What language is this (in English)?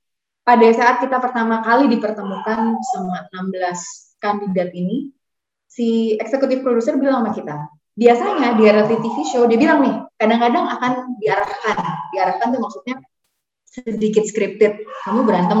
Indonesian